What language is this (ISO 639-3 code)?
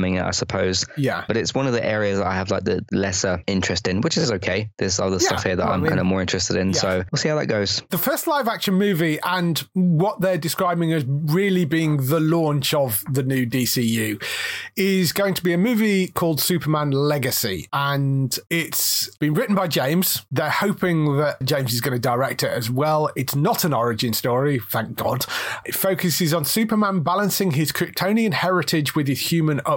eng